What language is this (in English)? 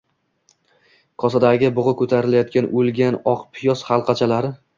Uzbek